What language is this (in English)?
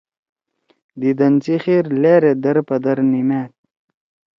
Torwali